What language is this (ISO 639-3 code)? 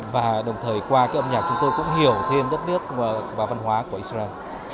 vie